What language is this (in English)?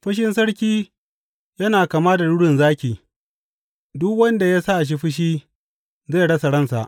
Hausa